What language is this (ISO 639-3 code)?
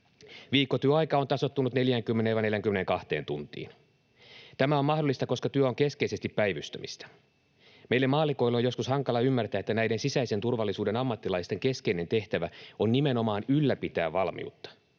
fin